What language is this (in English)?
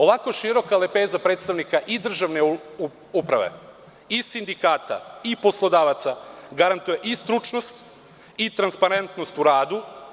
Serbian